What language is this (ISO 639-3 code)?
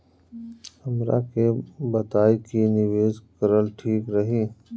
bho